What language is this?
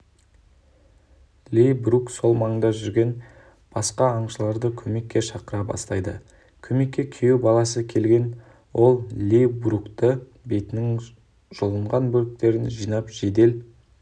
Kazakh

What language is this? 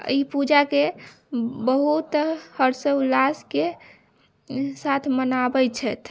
Maithili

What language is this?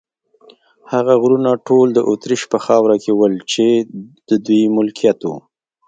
Pashto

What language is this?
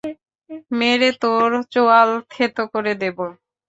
Bangla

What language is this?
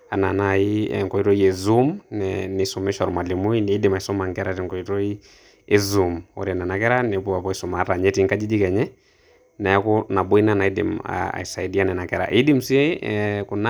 Masai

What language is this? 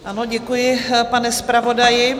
Czech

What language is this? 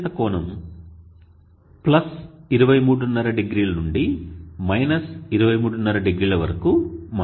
Telugu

